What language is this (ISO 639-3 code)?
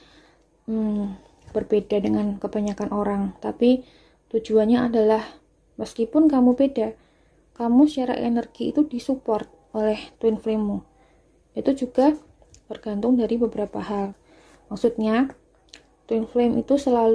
ind